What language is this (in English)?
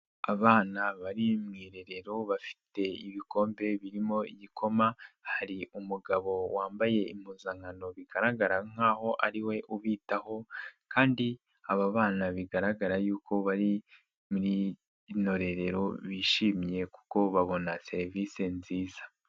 Kinyarwanda